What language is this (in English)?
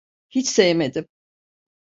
Turkish